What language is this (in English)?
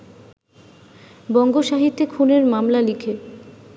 Bangla